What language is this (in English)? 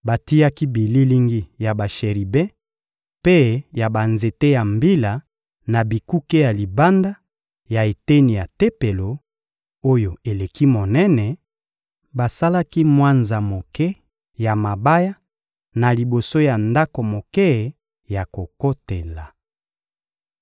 Lingala